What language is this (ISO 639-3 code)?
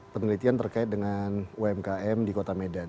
ind